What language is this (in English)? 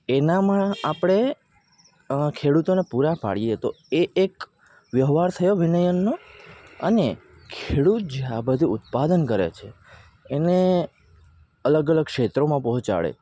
Gujarati